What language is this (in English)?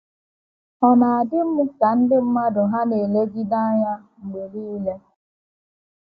Igbo